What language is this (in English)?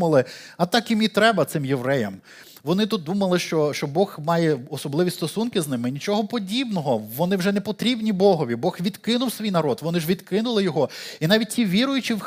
Ukrainian